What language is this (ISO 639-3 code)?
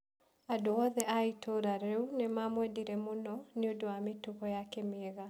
kik